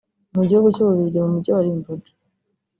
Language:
Kinyarwanda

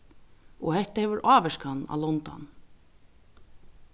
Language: Faroese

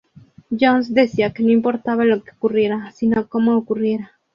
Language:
Spanish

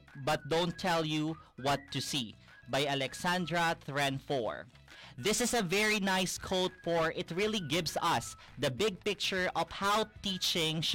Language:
Filipino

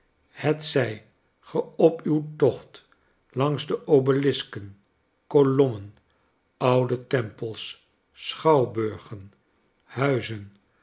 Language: Dutch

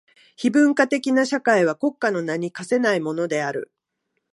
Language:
Japanese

